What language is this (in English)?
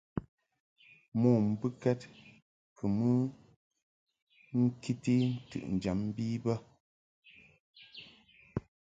Mungaka